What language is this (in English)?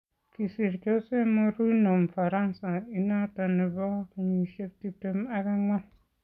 Kalenjin